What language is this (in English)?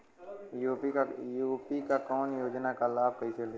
Bhojpuri